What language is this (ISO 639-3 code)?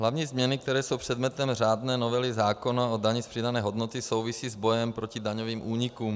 ces